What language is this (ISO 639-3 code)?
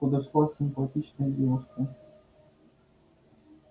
rus